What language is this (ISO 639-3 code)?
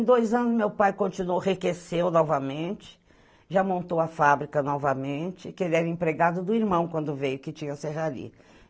por